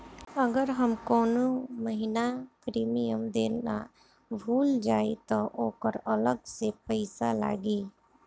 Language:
Bhojpuri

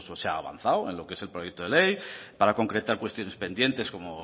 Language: Spanish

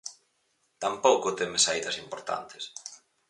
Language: Galician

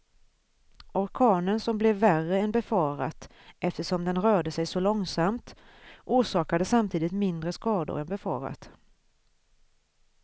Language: Swedish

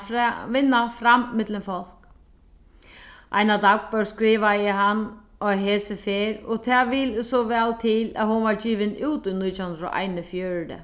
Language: Faroese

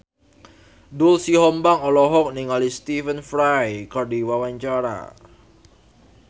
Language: Sundanese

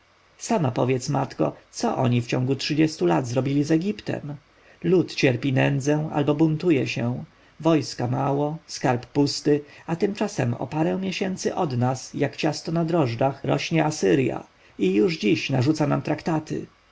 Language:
Polish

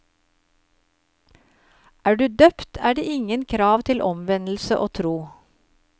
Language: Norwegian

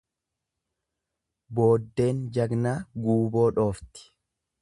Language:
Oromo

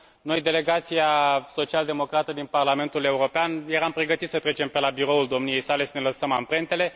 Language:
Romanian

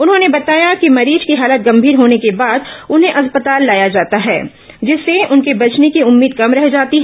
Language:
Hindi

